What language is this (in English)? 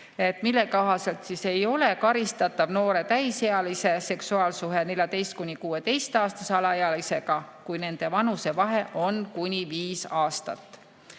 Estonian